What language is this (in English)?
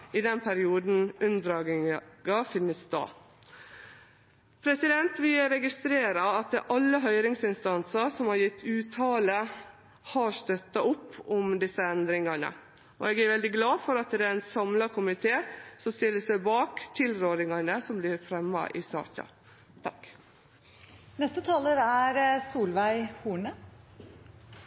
Norwegian Nynorsk